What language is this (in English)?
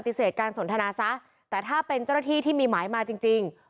Thai